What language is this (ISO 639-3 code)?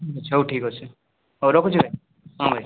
ori